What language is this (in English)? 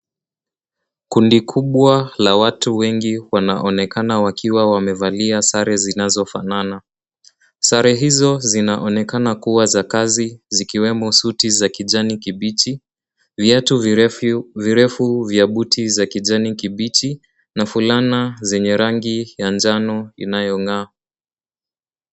Swahili